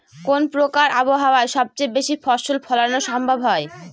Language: Bangla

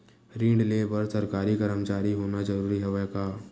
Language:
Chhattisgarhi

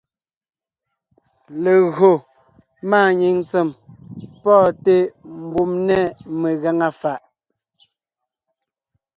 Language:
Ngiemboon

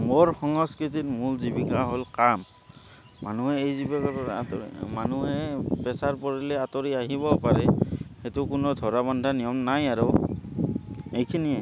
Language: Assamese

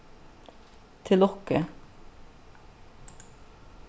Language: Faroese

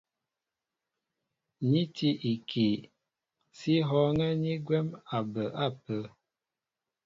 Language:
Mbo (Cameroon)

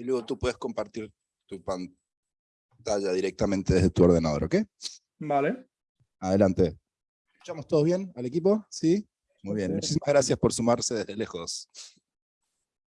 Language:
Spanish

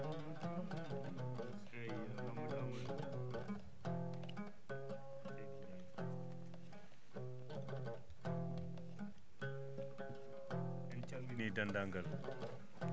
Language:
Fula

